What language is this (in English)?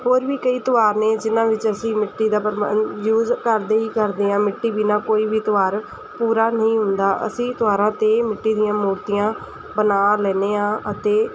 Punjabi